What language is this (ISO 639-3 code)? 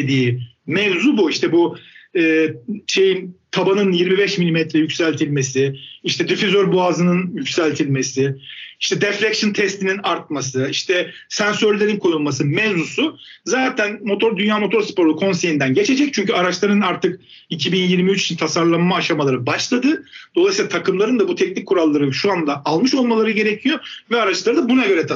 tur